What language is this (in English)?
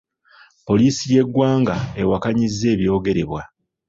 Ganda